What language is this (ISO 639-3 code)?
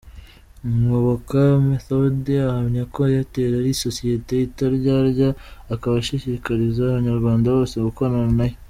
kin